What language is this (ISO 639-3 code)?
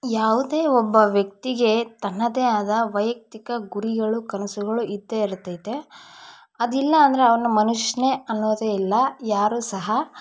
kan